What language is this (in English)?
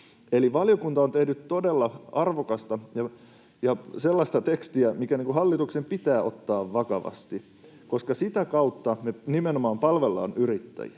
Finnish